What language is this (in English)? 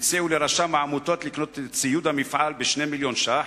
Hebrew